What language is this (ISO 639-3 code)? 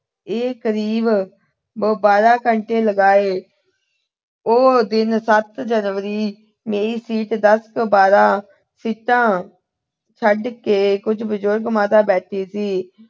pan